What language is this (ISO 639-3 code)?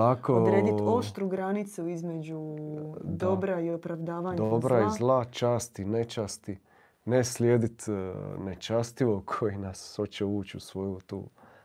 hrv